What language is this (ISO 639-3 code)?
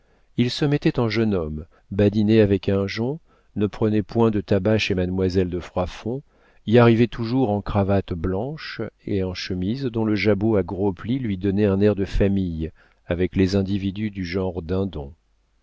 fra